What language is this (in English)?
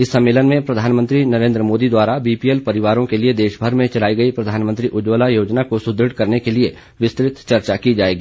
Hindi